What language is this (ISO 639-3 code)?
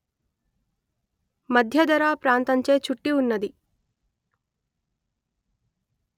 tel